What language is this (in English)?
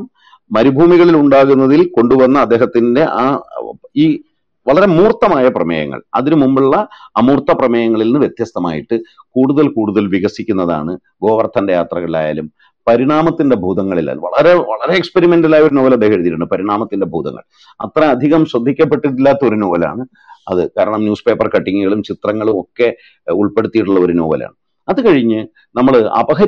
Malayalam